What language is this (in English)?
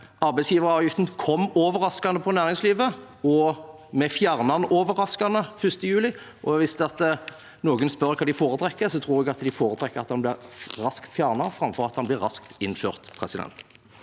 Norwegian